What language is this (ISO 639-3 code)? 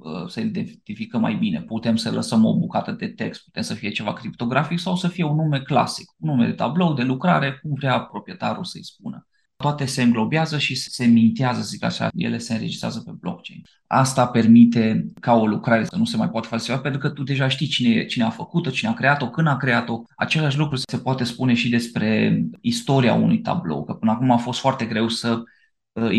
ron